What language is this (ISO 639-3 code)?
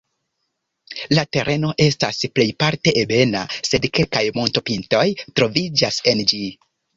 epo